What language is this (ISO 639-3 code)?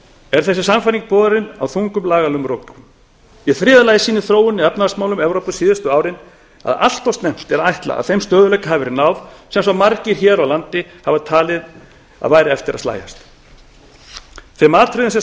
isl